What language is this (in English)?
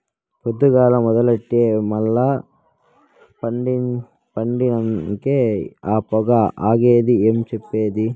Telugu